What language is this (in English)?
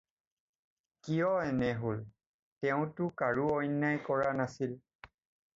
Assamese